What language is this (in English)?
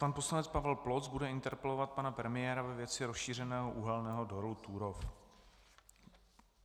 Czech